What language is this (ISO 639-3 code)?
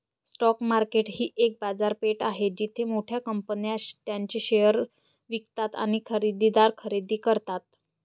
mar